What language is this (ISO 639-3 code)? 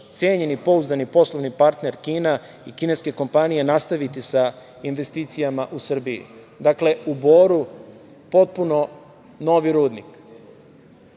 srp